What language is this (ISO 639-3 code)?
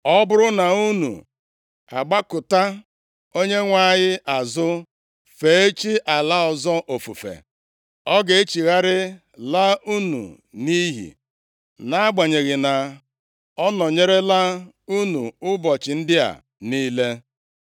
ibo